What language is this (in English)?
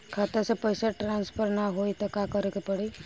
Bhojpuri